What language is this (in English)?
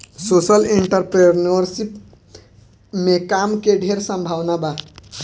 Bhojpuri